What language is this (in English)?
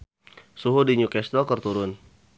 Sundanese